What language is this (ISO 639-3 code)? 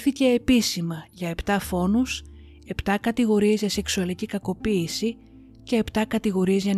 ell